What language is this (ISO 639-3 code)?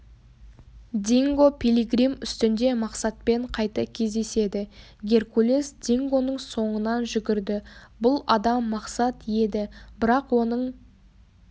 kaz